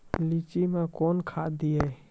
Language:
Maithili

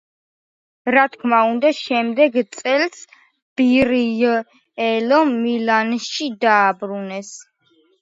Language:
Georgian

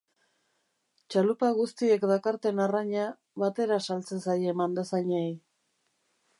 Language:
Basque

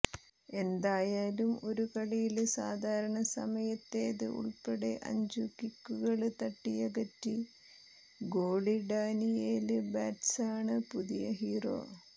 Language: Malayalam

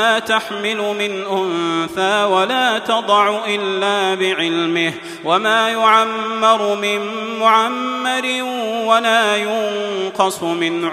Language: Arabic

